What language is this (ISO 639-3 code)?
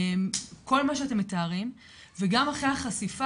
heb